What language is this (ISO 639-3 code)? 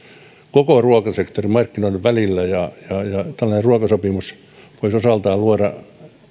fin